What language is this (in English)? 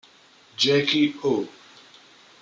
Italian